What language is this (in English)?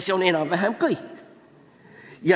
Estonian